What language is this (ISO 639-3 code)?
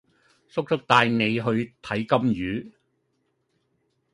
yue